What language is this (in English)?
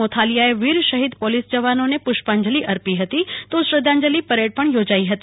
Gujarati